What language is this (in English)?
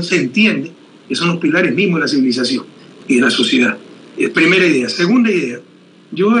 Spanish